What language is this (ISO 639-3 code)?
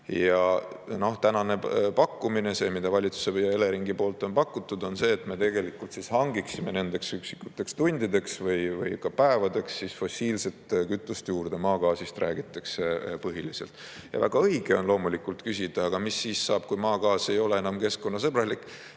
est